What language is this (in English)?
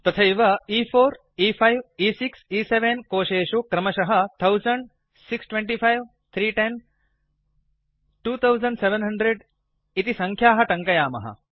Sanskrit